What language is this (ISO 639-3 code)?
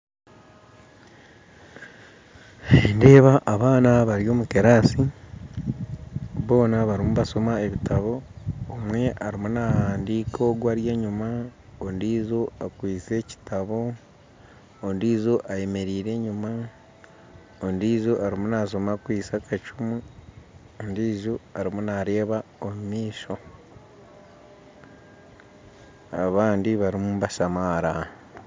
nyn